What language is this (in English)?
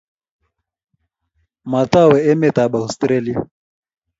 Kalenjin